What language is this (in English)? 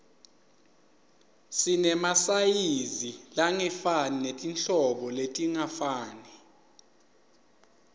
Swati